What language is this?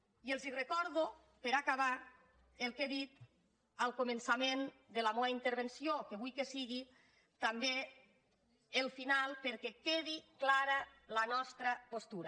Catalan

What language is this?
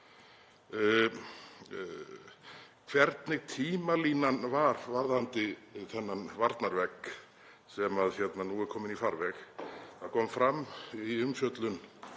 Icelandic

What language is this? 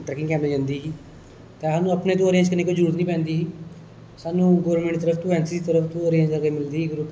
Dogri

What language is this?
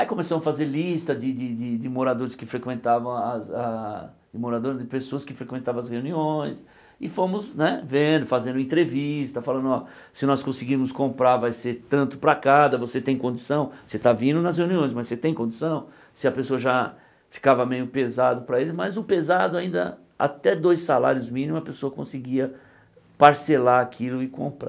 Portuguese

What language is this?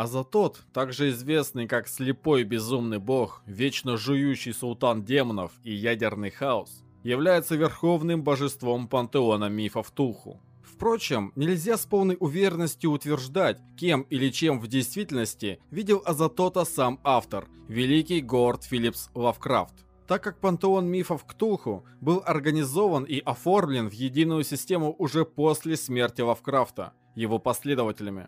Russian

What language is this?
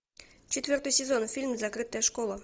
Russian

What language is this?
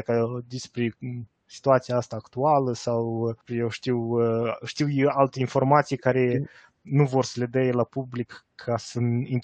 Romanian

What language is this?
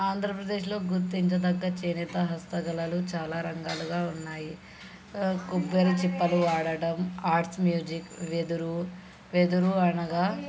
Telugu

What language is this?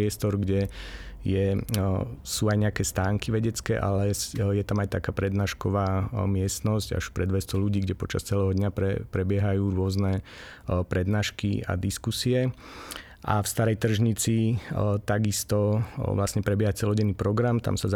Slovak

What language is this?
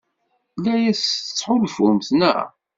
Kabyle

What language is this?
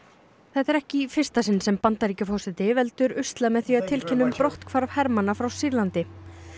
Icelandic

